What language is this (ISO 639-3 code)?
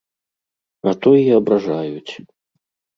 bel